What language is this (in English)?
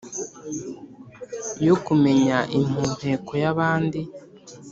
Kinyarwanda